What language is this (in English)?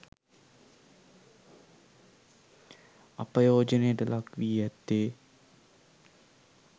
Sinhala